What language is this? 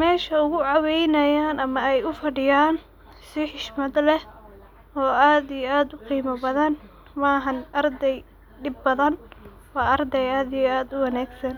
Somali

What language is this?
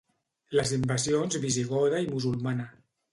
Catalan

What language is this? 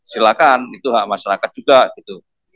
Indonesian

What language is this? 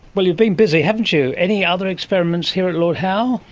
English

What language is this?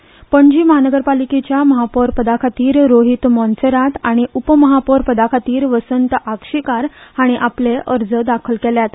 Konkani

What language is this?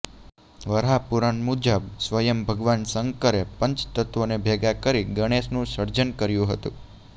Gujarati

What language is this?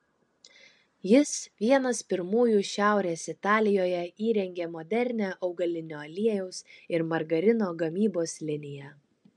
Lithuanian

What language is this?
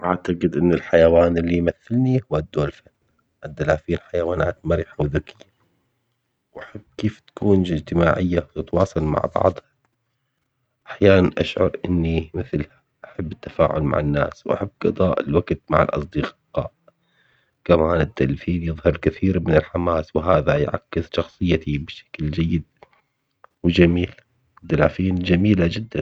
Omani Arabic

